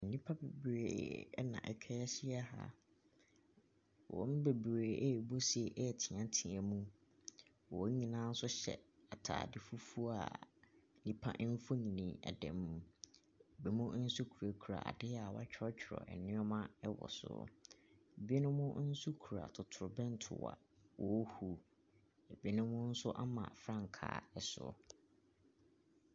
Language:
Akan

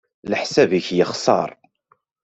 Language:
Kabyle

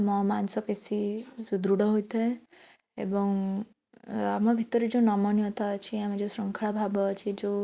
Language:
Odia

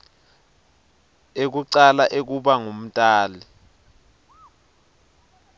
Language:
Swati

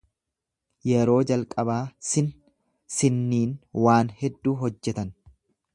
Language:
Oromo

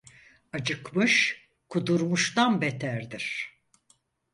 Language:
Turkish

